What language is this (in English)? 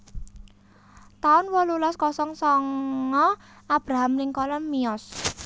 Javanese